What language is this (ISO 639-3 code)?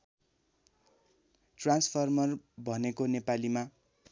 nep